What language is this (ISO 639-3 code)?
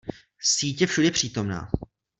ces